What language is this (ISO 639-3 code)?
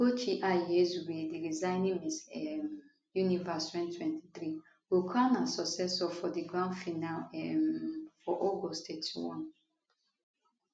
pcm